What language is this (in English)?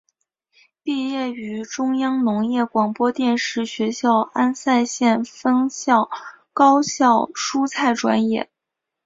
Chinese